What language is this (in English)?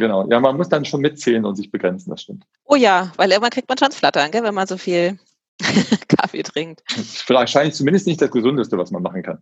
German